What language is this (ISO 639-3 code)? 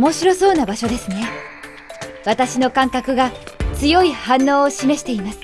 jpn